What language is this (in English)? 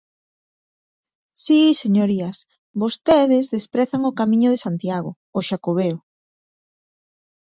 Galician